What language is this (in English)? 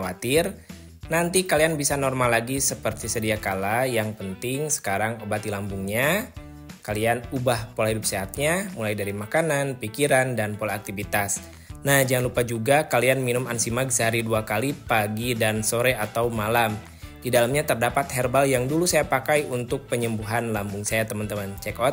Indonesian